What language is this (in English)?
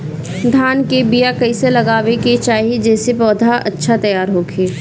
Bhojpuri